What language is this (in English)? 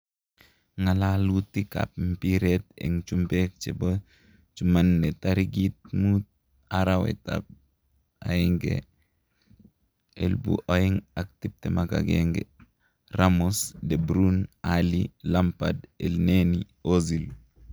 Kalenjin